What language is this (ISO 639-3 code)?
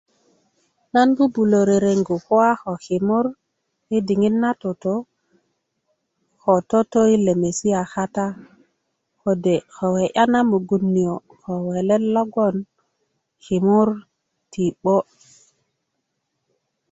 ukv